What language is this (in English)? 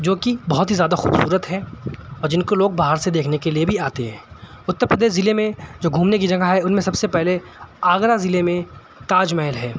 Urdu